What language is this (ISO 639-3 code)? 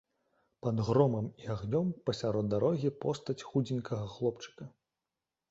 bel